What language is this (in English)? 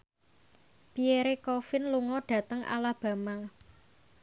Javanese